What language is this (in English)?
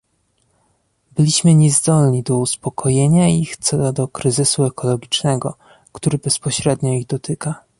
Polish